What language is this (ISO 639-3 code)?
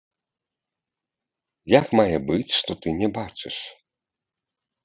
bel